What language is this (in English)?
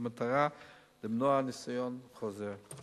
Hebrew